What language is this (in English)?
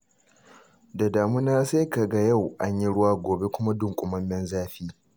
Hausa